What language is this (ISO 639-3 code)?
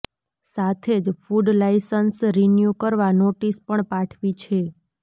guj